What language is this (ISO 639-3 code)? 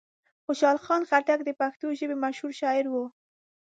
pus